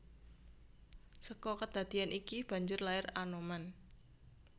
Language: Javanese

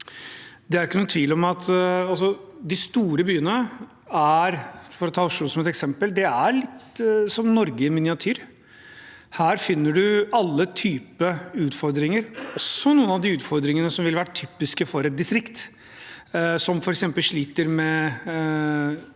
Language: Norwegian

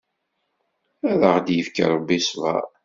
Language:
Kabyle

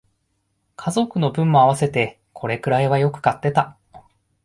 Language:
Japanese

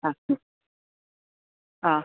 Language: Sanskrit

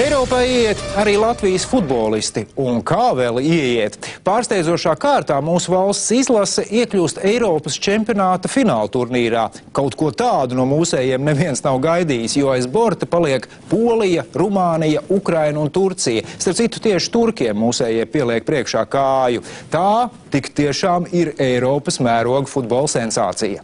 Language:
Latvian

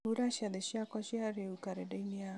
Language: Kikuyu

